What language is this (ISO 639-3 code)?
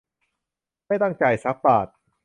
tha